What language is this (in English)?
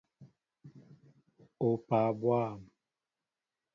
Mbo (Cameroon)